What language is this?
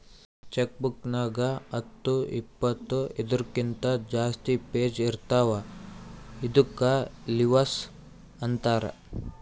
Kannada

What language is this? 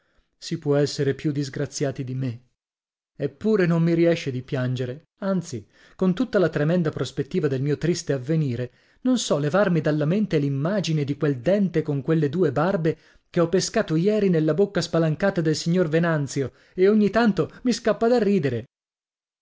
Italian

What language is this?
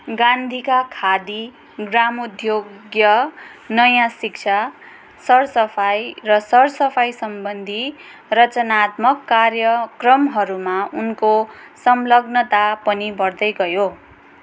Nepali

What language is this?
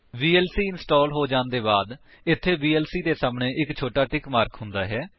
Punjabi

